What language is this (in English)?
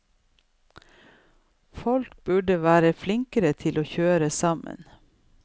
Norwegian